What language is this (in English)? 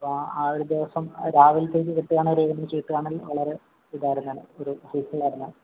Malayalam